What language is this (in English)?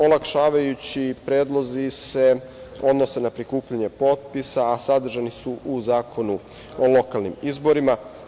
Serbian